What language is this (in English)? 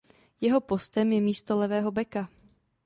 Czech